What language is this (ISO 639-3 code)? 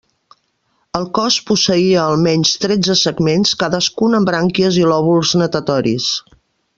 cat